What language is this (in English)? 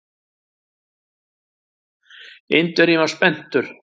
Icelandic